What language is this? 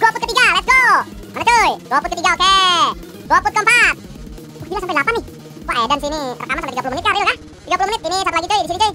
Indonesian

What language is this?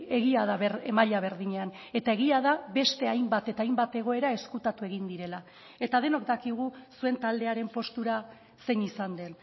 Basque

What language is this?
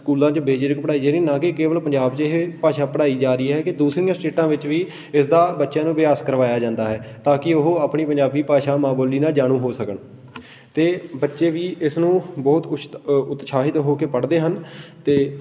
Punjabi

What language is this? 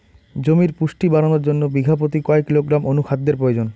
Bangla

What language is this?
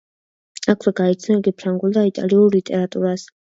Georgian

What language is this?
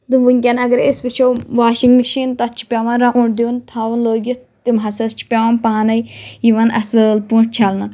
Kashmiri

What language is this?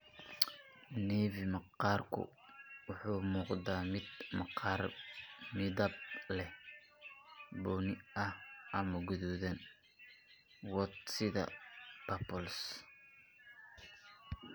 Somali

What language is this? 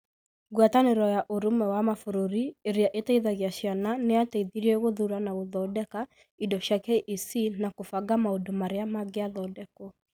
Kikuyu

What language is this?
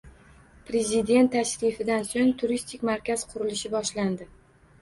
Uzbek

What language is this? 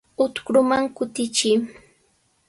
Sihuas Ancash Quechua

